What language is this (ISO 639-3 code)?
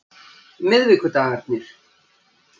isl